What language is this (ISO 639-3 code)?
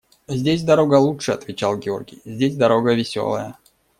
rus